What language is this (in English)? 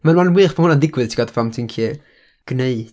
Welsh